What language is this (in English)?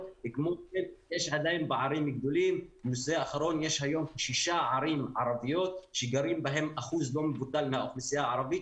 Hebrew